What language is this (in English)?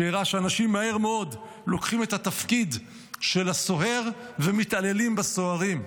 Hebrew